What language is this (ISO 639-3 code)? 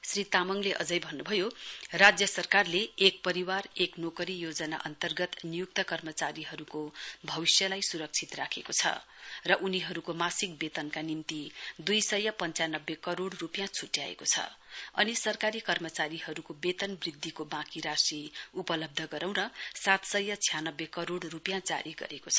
nep